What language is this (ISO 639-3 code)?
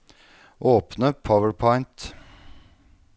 nor